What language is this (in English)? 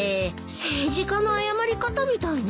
Japanese